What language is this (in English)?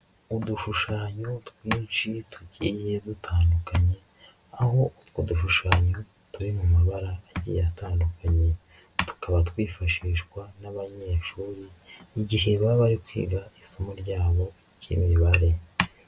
Kinyarwanda